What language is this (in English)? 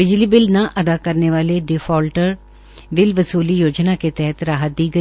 Hindi